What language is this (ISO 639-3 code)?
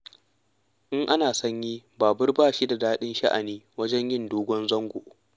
hau